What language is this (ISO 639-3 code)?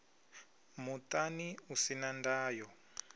ven